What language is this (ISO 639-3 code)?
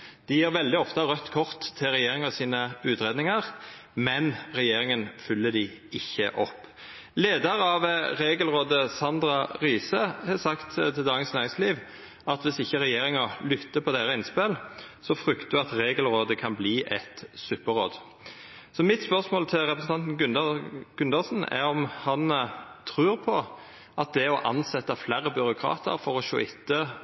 nno